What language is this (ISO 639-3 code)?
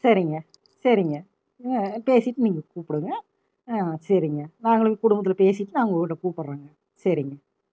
tam